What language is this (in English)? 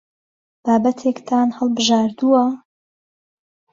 Central Kurdish